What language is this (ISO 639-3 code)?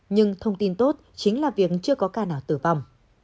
vie